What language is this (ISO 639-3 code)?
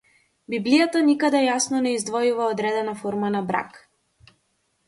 mkd